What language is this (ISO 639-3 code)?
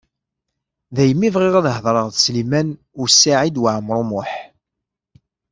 kab